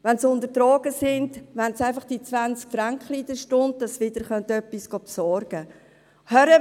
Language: Swiss German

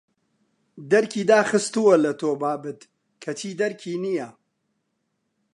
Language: Central Kurdish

